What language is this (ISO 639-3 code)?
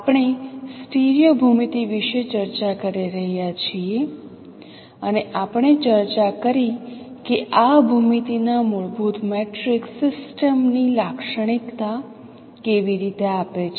guj